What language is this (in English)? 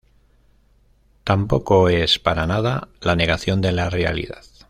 Spanish